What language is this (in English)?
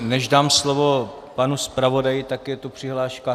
Czech